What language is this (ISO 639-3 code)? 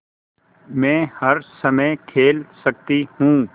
hin